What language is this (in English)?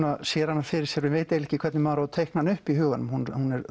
Icelandic